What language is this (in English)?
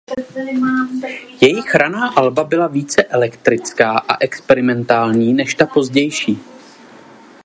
Czech